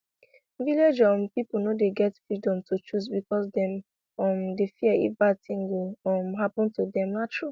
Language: Nigerian Pidgin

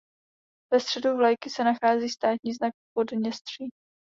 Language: Czech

